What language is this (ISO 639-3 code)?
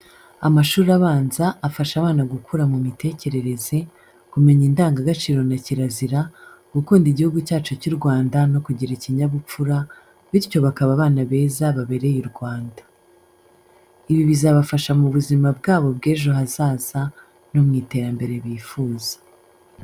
kin